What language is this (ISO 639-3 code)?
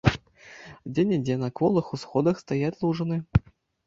bel